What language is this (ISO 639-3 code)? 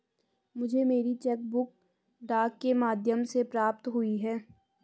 hin